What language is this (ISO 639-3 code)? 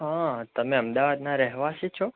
guj